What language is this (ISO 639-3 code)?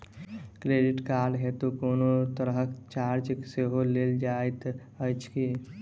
mai